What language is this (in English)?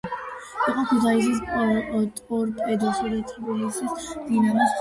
Georgian